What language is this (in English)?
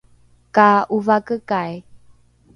Rukai